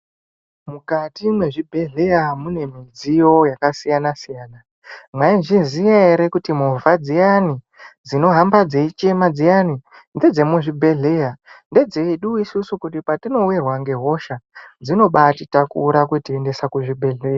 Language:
Ndau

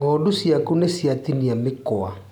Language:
Kikuyu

